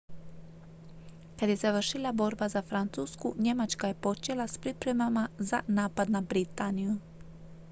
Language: Croatian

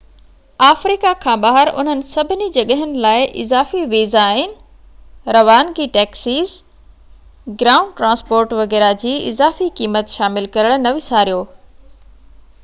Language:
Sindhi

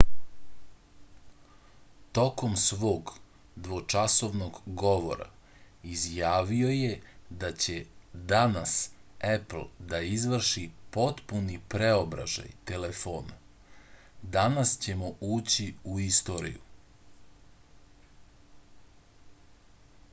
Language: Serbian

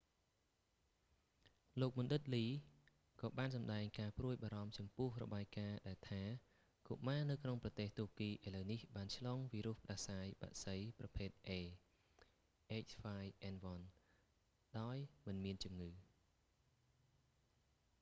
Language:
Khmer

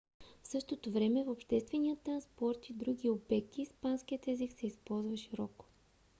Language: Bulgarian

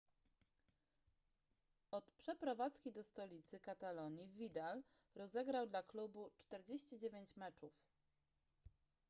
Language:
Polish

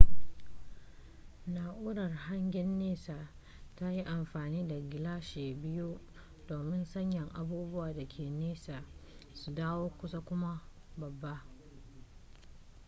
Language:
Hausa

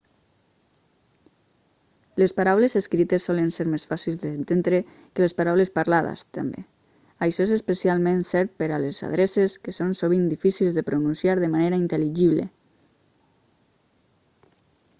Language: Catalan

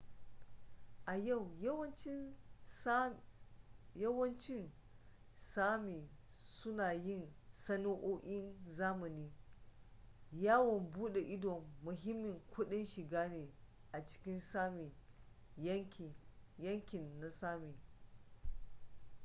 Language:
Hausa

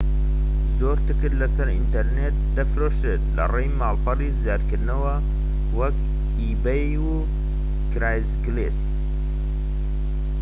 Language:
Central Kurdish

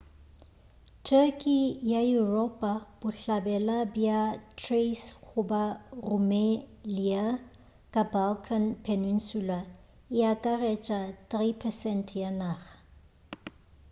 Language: Northern Sotho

